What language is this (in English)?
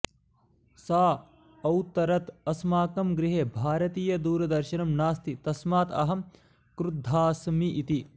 Sanskrit